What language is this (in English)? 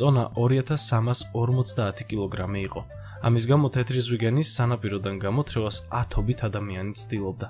Latvian